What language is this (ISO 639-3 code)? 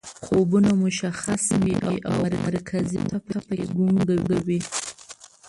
pus